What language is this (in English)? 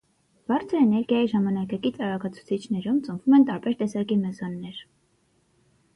Armenian